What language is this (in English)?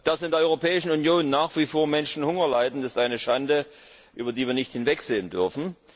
German